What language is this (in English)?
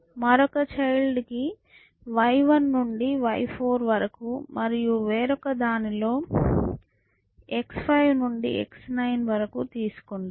Telugu